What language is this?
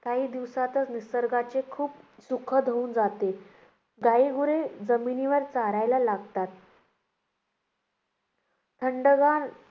Marathi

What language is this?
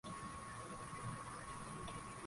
Swahili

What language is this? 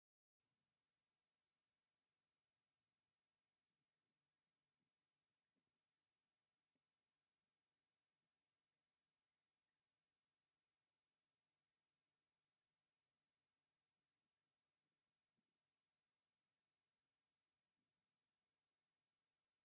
Tigrinya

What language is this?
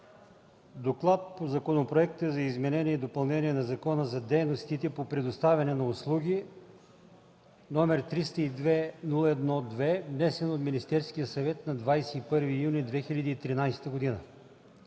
Bulgarian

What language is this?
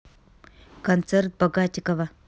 Russian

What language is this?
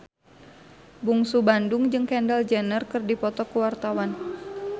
Sundanese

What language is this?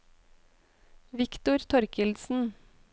Norwegian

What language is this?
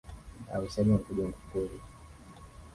Swahili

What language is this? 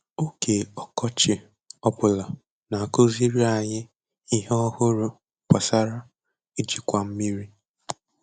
Igbo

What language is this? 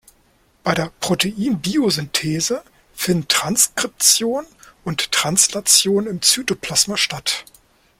German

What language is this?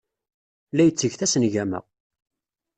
Kabyle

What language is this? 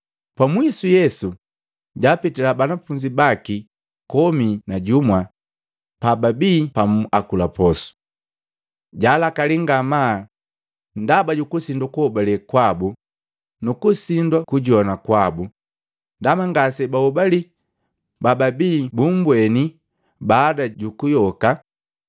Matengo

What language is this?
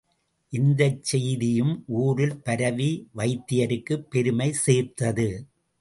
Tamil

